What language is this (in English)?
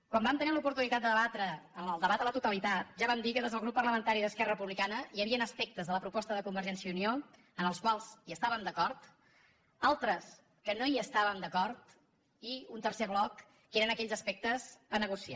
Catalan